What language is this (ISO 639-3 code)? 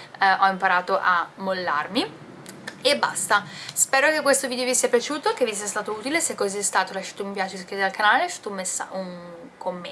ita